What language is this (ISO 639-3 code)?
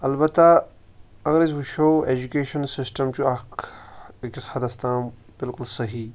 kas